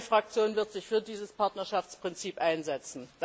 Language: German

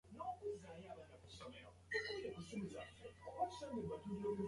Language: English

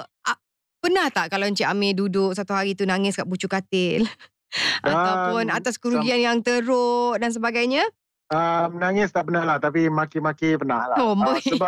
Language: Malay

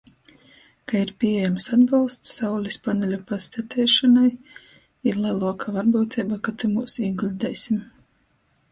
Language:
Latgalian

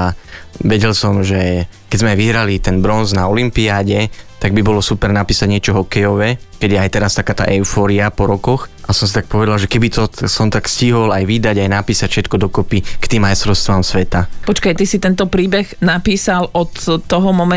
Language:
Slovak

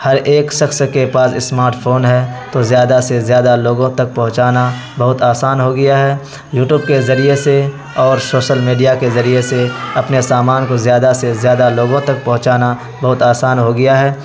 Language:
Urdu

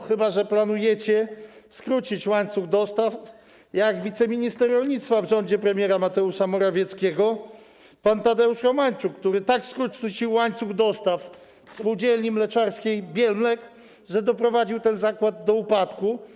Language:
Polish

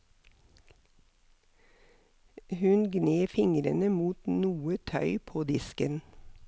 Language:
Norwegian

